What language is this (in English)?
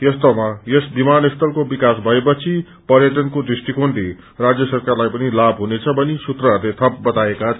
Nepali